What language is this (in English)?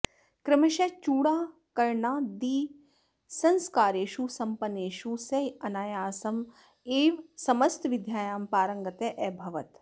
Sanskrit